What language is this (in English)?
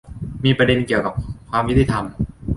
Thai